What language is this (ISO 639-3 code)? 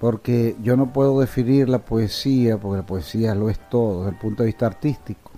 spa